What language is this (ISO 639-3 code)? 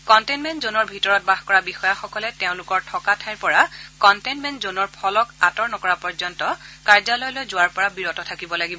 asm